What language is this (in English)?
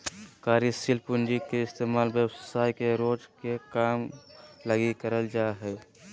Magahi